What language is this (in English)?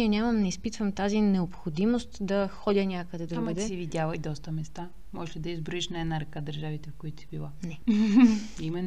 Bulgarian